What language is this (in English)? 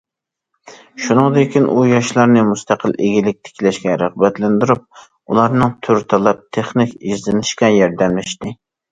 Uyghur